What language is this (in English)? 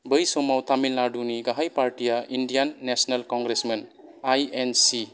Bodo